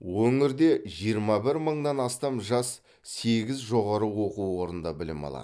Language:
Kazakh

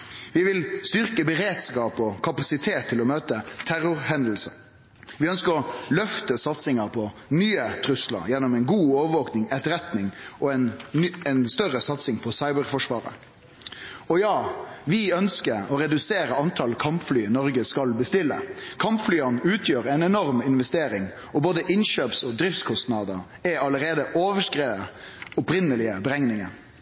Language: Norwegian Nynorsk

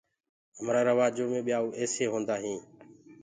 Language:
Gurgula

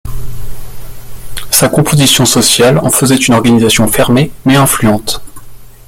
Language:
French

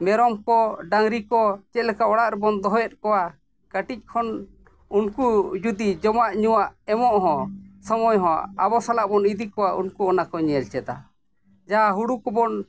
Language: Santali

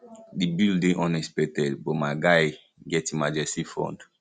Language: Nigerian Pidgin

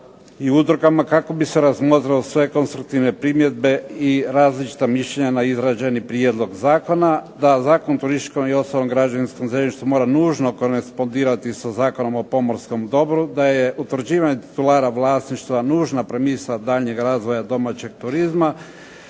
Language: Croatian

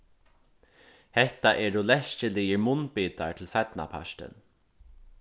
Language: Faroese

